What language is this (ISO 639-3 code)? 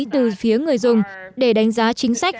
vie